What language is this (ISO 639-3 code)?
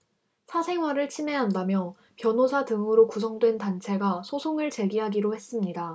kor